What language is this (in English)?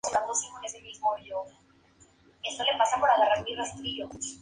Spanish